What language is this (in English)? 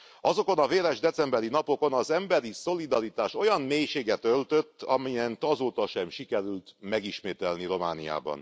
Hungarian